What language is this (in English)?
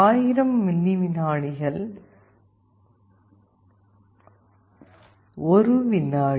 Tamil